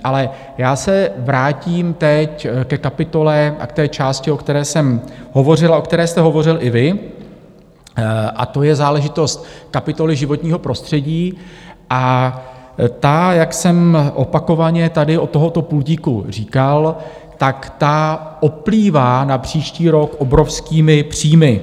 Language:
Czech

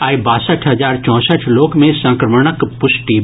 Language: Maithili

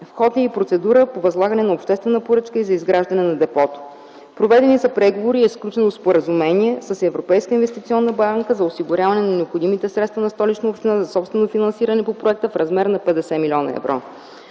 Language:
Bulgarian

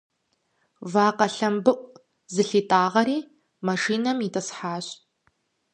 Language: Kabardian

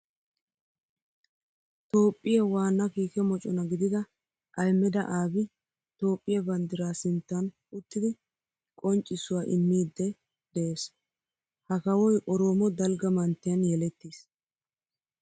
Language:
Wolaytta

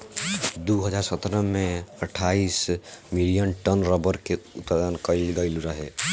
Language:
Bhojpuri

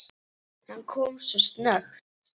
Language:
Icelandic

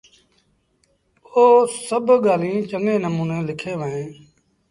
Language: Sindhi Bhil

